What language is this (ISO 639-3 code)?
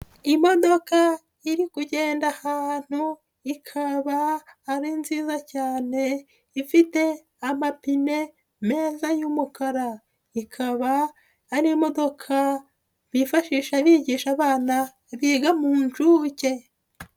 kin